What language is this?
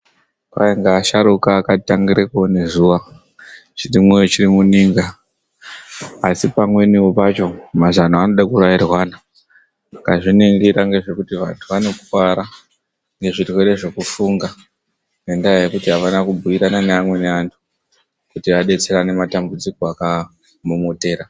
Ndau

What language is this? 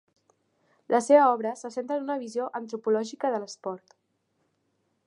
Catalan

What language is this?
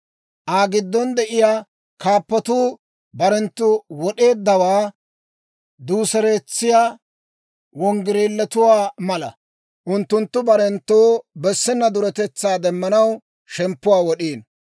Dawro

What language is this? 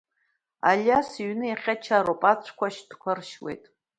Abkhazian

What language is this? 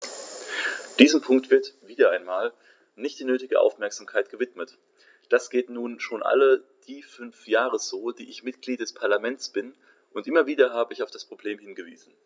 German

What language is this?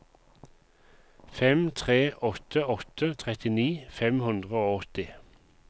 Norwegian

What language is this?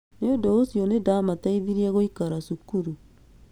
Kikuyu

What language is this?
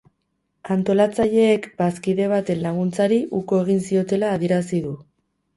Basque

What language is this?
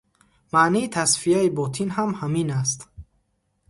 Tajik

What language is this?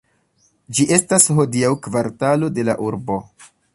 Esperanto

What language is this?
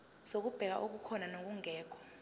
Zulu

